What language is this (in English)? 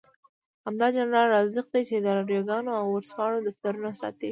Pashto